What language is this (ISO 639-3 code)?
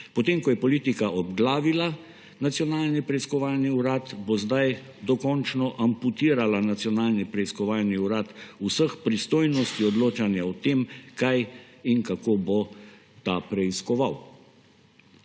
slv